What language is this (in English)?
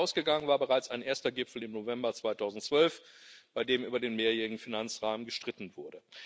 German